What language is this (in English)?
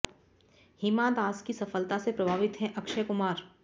Hindi